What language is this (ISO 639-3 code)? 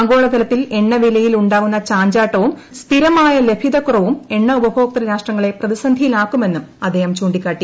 mal